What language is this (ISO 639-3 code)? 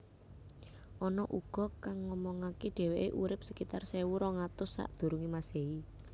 jav